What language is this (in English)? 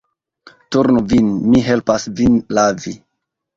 Esperanto